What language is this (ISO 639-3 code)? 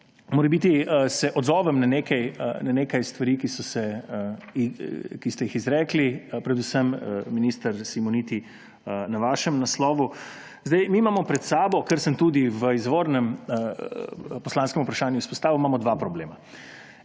slv